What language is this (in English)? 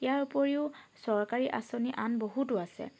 Assamese